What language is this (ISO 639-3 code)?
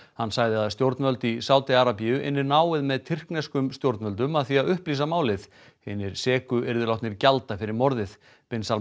isl